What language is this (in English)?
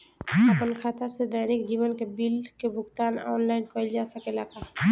Bhojpuri